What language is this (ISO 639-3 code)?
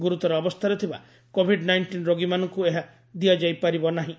ori